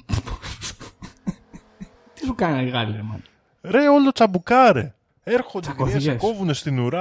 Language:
Greek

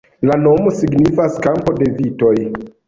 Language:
Esperanto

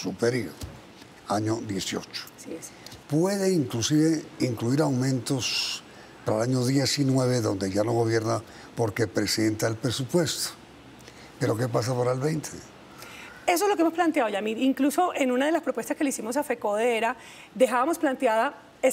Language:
Spanish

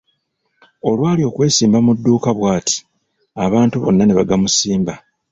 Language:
Ganda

